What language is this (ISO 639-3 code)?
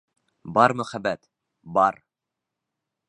bak